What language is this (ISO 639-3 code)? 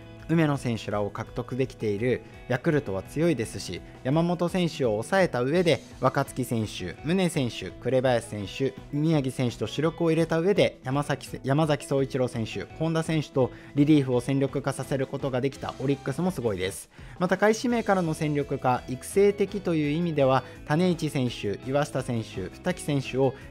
jpn